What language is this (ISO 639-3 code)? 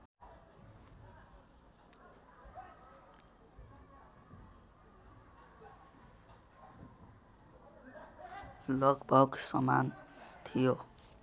nep